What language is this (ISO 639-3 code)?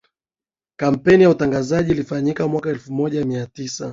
swa